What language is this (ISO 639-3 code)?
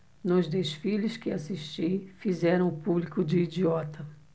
por